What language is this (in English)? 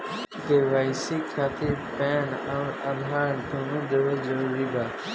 Bhojpuri